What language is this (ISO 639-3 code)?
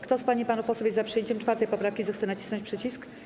pol